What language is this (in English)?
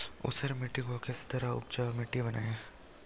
Hindi